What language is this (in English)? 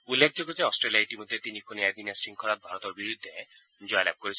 Assamese